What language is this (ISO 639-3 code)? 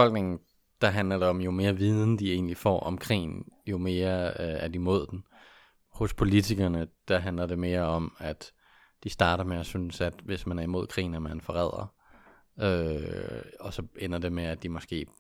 dan